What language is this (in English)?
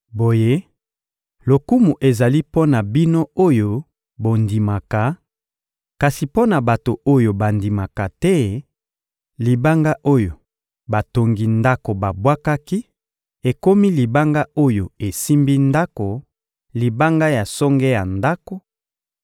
Lingala